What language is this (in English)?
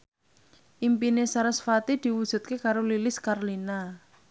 Javanese